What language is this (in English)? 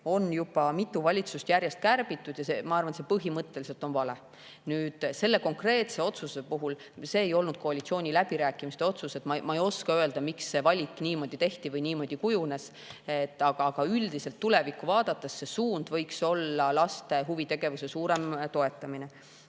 Estonian